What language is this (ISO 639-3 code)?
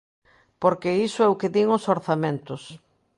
glg